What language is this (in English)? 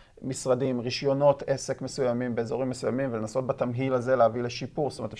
Hebrew